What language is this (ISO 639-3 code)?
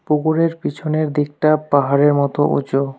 ben